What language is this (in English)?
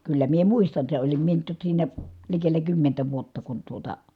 Finnish